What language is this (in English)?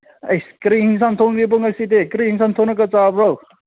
Manipuri